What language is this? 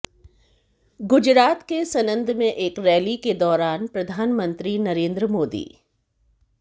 Hindi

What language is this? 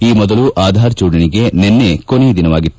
Kannada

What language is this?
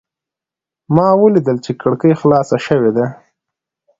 Pashto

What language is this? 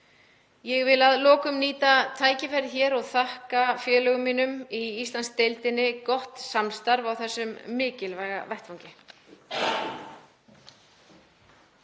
Icelandic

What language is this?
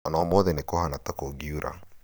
Kikuyu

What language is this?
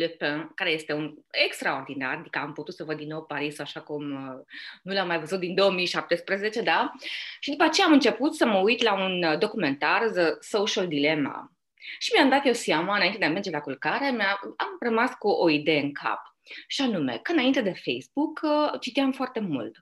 Romanian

